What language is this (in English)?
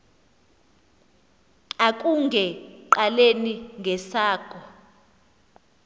Xhosa